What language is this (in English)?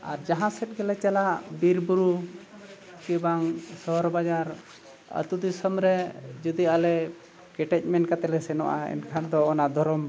Santali